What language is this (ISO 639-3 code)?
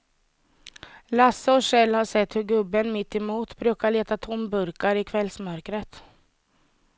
swe